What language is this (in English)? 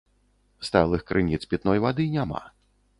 Belarusian